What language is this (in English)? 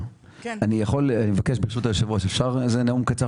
Hebrew